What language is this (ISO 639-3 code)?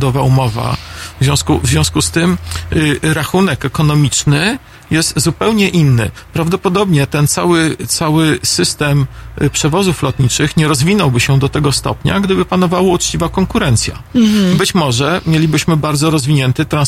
pol